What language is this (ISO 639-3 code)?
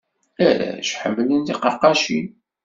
kab